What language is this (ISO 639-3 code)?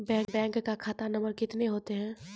mai